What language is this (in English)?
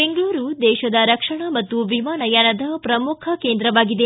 Kannada